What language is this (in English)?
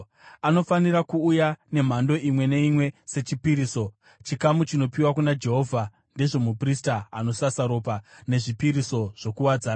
Shona